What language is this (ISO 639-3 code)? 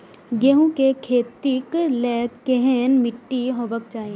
mai